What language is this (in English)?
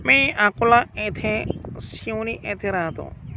Marathi